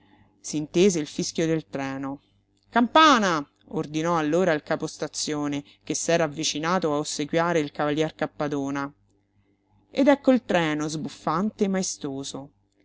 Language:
Italian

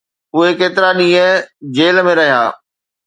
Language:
Sindhi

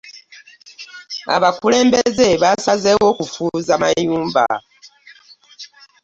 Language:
Ganda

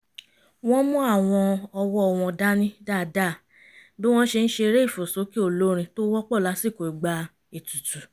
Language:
Yoruba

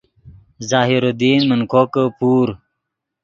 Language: Yidgha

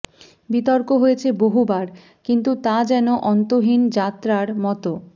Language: Bangla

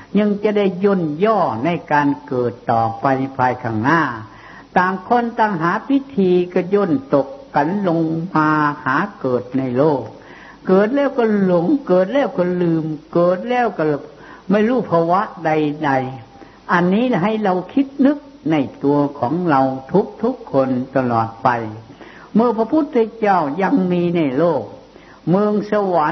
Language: Thai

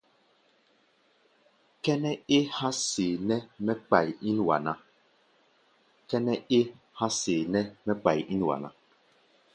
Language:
Gbaya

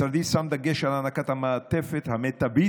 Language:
Hebrew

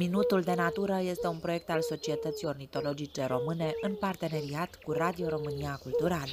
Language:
Romanian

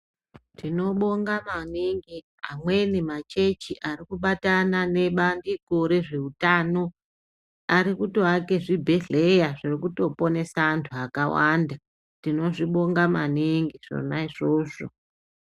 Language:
Ndau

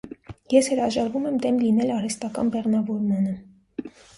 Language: Armenian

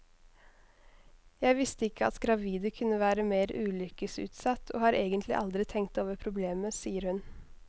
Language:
Norwegian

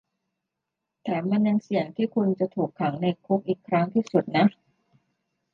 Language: Thai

